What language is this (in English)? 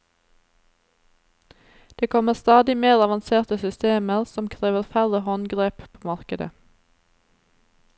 Norwegian